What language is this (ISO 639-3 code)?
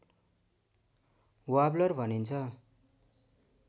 nep